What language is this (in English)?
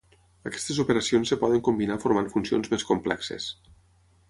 Catalan